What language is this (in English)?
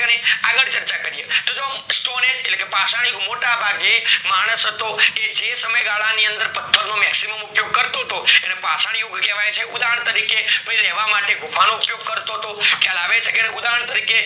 Gujarati